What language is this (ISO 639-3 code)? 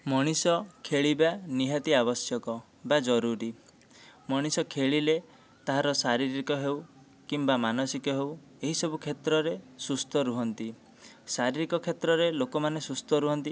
ori